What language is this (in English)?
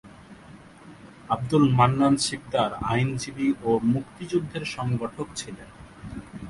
Bangla